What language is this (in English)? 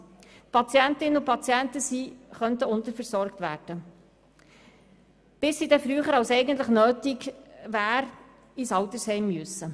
Swiss German